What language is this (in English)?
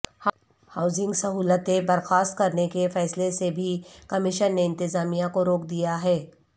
Urdu